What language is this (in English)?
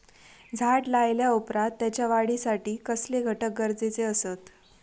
Marathi